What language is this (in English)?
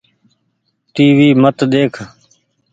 Goaria